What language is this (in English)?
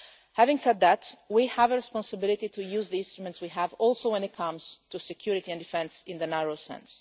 English